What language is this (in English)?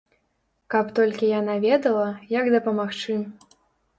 Belarusian